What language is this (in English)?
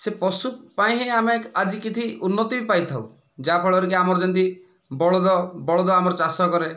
Odia